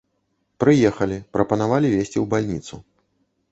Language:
Belarusian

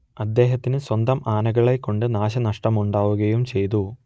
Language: Malayalam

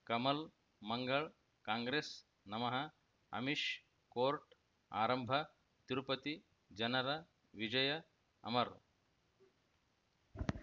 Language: Kannada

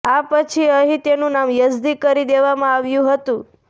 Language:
Gujarati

